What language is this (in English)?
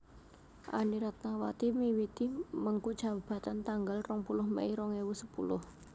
Javanese